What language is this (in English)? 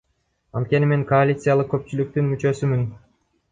Kyrgyz